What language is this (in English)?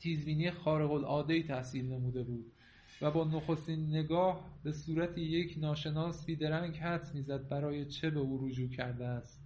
Persian